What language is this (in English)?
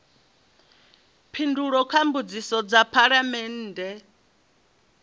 Venda